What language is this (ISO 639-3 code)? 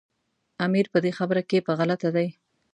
pus